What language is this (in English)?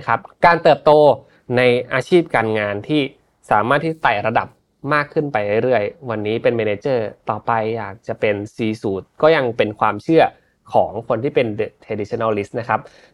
Thai